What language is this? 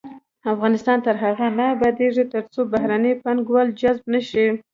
Pashto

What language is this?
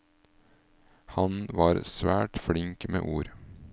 Norwegian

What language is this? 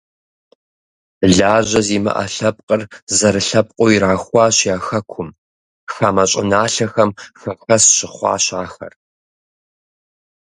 Kabardian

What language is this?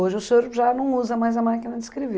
Portuguese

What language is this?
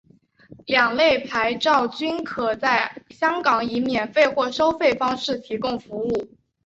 Chinese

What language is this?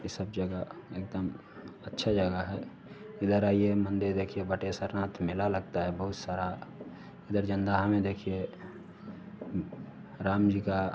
Hindi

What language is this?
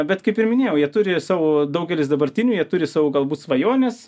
Lithuanian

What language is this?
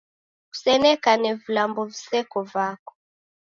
Taita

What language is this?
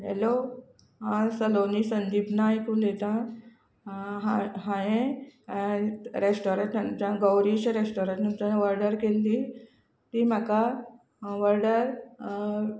Konkani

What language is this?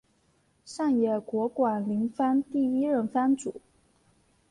Chinese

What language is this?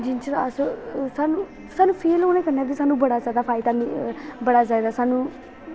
Dogri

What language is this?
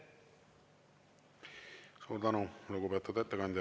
Estonian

